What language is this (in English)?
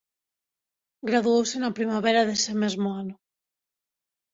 Galician